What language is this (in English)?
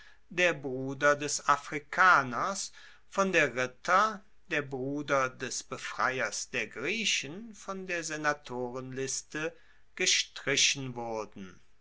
German